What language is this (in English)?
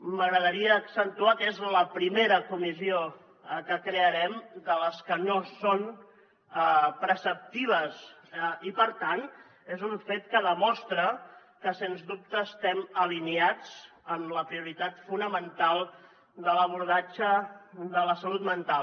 Catalan